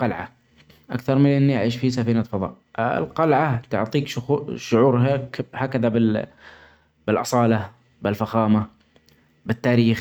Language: Omani Arabic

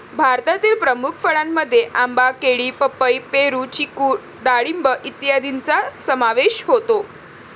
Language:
Marathi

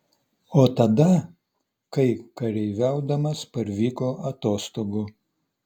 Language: Lithuanian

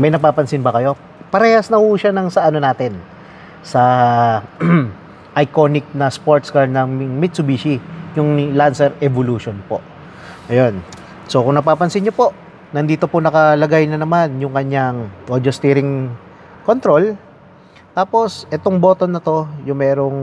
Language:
Filipino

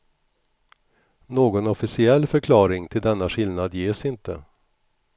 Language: Swedish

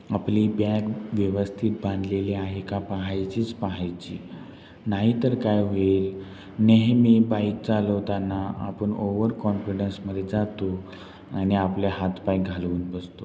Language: Marathi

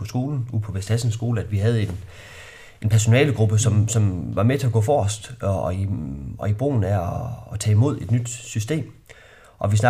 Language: Danish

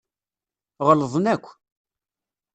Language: Kabyle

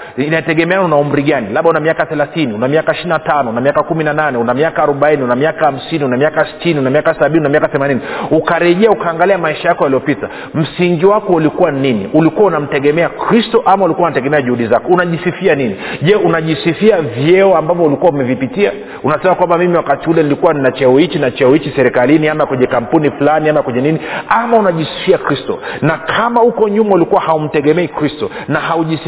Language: Swahili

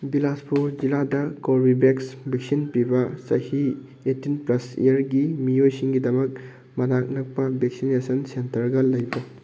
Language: Manipuri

